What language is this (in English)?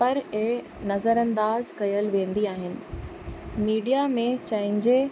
Sindhi